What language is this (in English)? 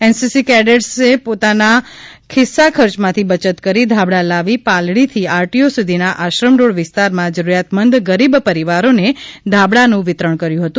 Gujarati